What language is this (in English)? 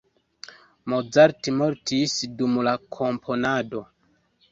Esperanto